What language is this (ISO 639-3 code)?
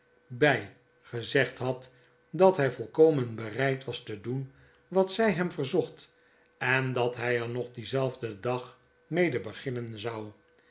nld